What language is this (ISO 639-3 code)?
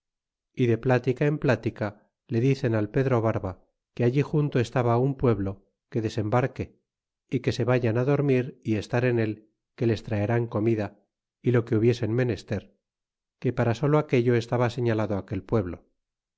spa